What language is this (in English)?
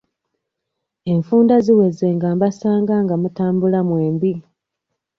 Ganda